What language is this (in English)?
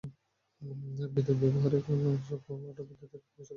Bangla